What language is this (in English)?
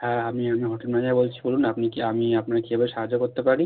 Bangla